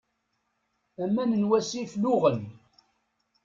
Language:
Kabyle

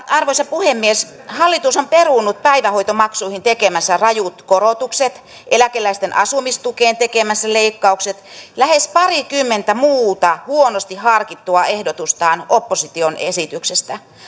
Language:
Finnish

